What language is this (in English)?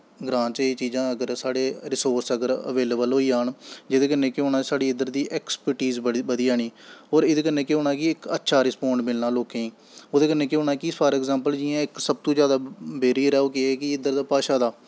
Dogri